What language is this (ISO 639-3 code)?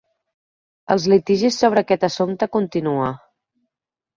cat